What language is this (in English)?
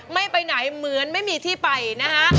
Thai